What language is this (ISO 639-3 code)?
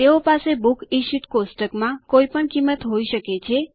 guj